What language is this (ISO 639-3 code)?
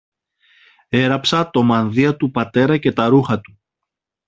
ell